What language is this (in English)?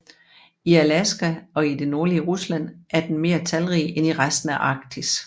Danish